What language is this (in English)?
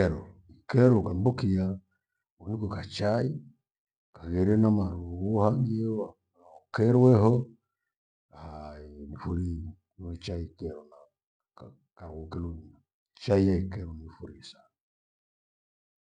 Gweno